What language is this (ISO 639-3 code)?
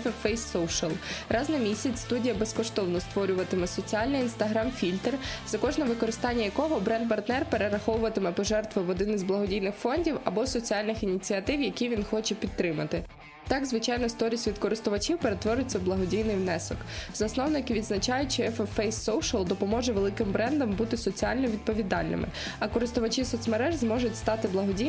ukr